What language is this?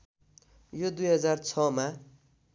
Nepali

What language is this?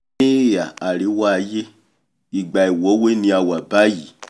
Yoruba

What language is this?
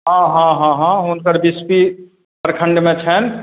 Maithili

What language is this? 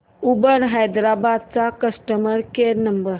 Marathi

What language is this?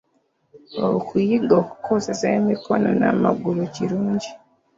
Ganda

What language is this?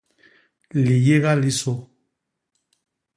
Basaa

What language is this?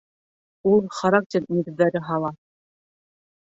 Bashkir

